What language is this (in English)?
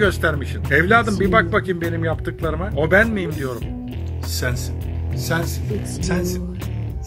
Turkish